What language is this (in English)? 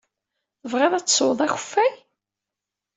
Kabyle